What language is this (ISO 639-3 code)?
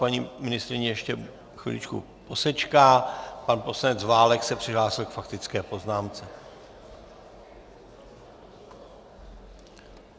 ces